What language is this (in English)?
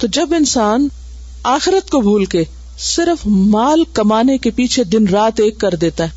Urdu